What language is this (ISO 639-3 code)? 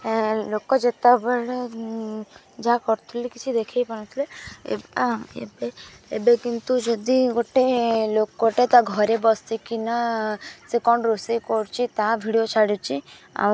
ori